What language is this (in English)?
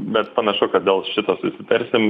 Lithuanian